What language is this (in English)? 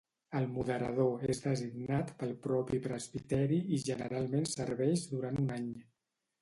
Catalan